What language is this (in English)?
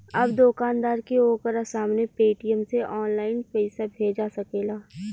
Bhojpuri